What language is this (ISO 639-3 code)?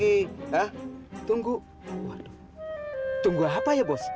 ind